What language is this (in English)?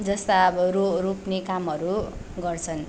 Nepali